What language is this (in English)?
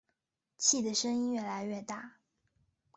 Chinese